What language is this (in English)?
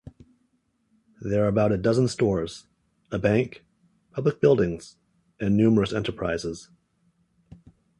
English